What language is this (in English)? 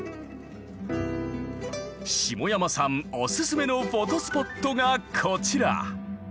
Japanese